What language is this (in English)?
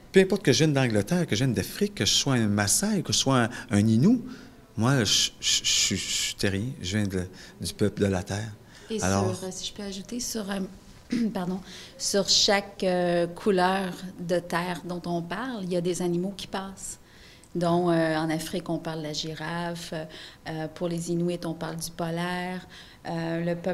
French